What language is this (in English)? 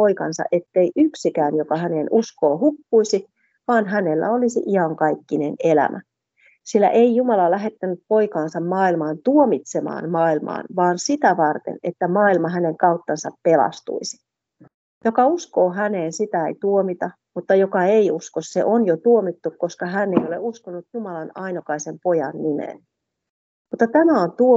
Finnish